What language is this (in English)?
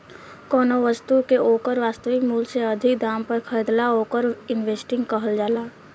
Bhojpuri